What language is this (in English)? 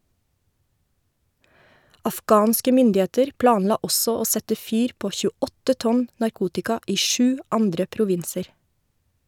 Norwegian